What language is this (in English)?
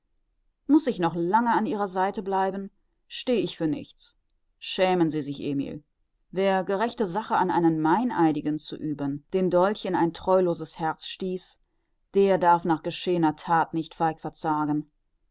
German